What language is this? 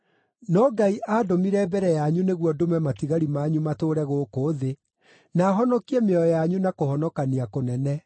Kikuyu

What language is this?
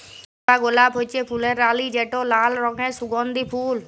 Bangla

